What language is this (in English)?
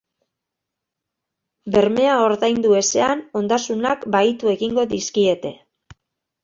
Basque